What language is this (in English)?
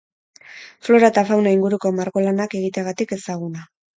Basque